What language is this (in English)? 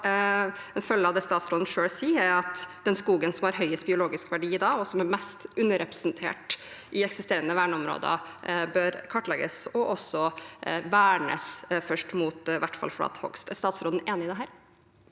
Norwegian